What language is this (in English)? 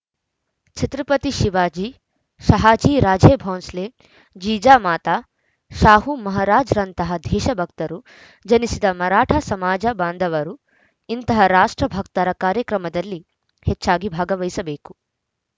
Kannada